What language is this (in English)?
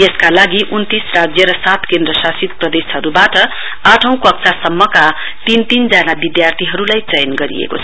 Nepali